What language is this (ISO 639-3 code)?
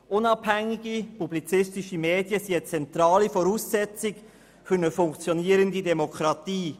gsw